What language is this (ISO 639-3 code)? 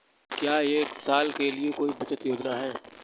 hin